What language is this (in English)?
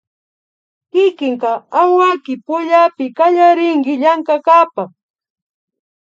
Imbabura Highland Quichua